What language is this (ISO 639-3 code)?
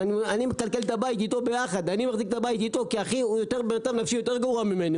heb